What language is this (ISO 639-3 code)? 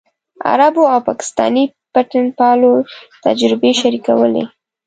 pus